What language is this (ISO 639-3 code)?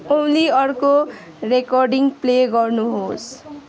nep